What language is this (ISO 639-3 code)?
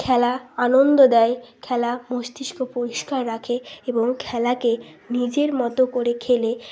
ben